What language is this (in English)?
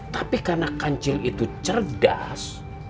Indonesian